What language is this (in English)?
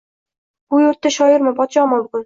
Uzbek